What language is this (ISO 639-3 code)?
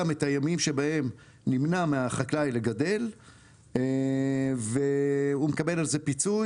heb